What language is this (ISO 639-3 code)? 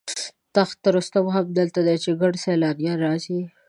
pus